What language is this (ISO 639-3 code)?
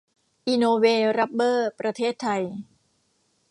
tha